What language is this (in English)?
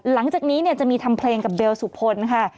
Thai